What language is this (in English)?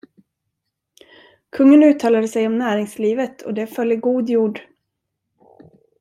Swedish